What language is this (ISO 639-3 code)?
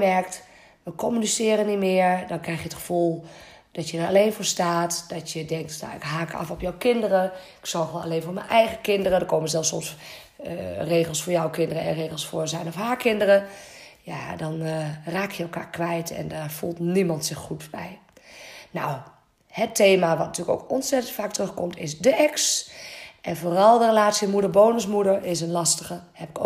nld